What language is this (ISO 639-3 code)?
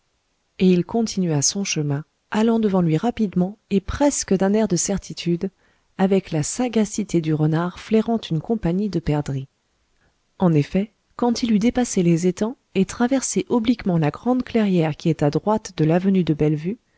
fra